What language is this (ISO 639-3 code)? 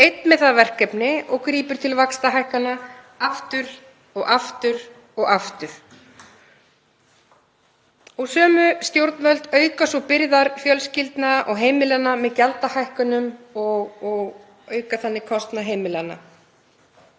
isl